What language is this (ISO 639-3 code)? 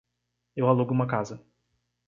por